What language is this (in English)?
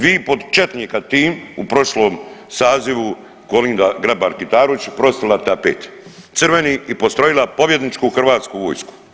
Croatian